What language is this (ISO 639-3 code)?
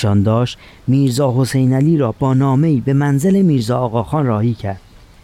fas